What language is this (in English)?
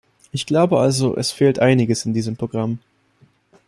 German